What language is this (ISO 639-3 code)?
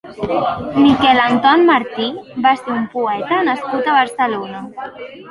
cat